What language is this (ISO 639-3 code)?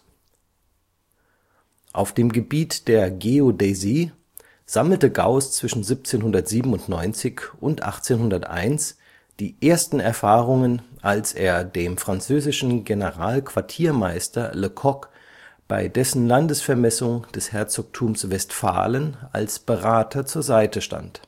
deu